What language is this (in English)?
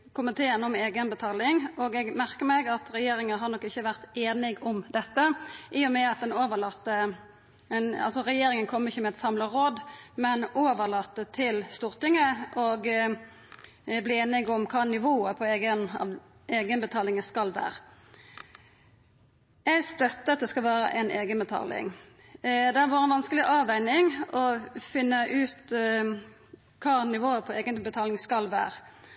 Norwegian Nynorsk